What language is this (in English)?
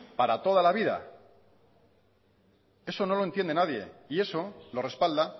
Spanish